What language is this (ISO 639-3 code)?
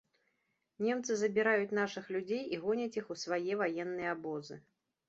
bel